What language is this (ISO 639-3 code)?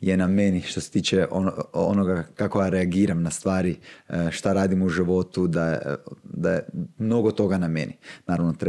hrv